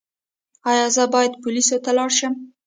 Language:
Pashto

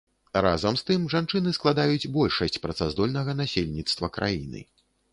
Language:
Belarusian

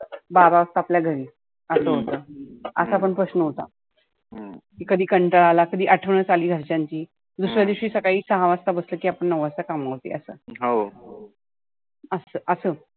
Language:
Marathi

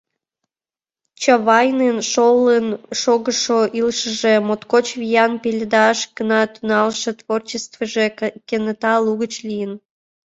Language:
Mari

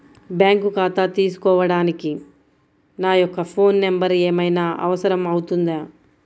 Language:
Telugu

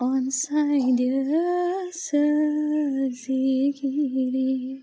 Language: Bodo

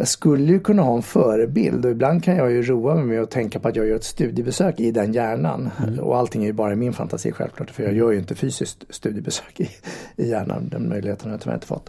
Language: Swedish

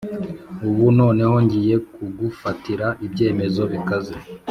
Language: Kinyarwanda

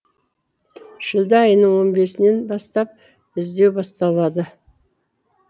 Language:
Kazakh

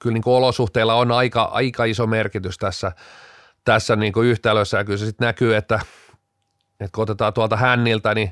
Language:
Finnish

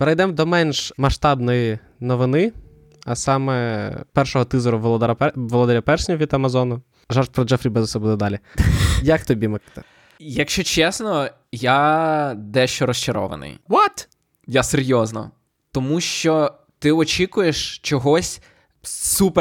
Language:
Ukrainian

